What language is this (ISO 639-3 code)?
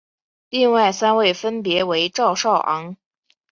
zho